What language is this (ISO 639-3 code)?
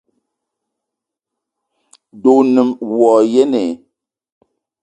eto